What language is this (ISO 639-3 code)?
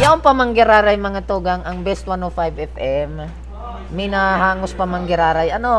fil